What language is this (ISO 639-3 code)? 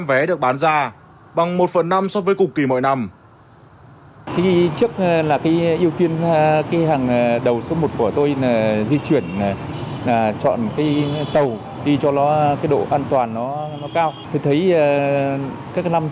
vie